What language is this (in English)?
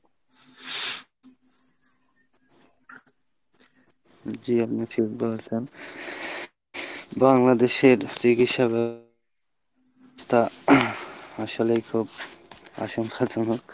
Bangla